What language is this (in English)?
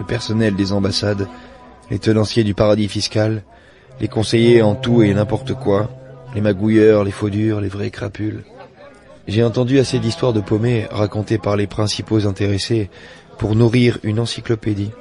French